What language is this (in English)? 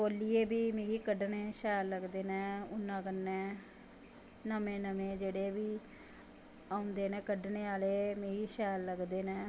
Dogri